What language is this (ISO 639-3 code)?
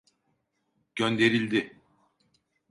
tur